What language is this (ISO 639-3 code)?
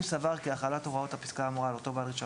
heb